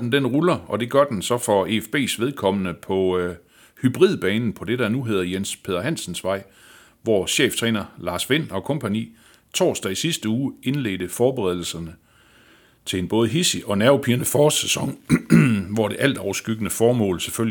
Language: Danish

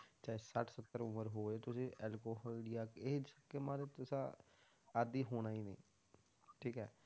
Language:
Punjabi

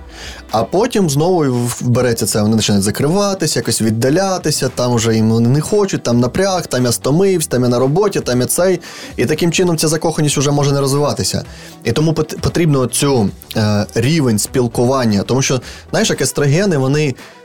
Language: Ukrainian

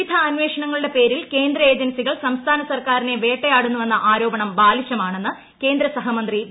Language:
Malayalam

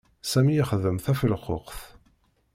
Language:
Kabyle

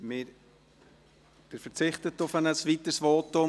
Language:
Swiss German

